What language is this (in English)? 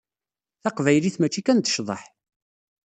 Kabyle